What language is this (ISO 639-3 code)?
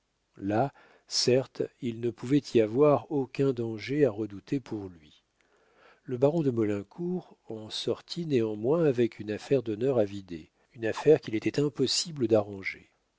fra